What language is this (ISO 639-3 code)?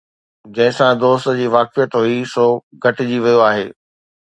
snd